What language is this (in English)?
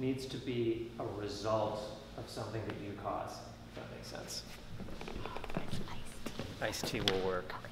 English